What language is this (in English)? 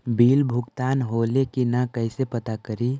Magahi